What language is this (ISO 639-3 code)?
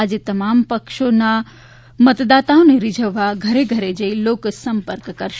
guj